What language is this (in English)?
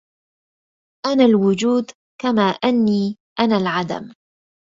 Arabic